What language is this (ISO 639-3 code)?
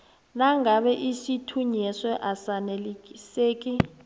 nbl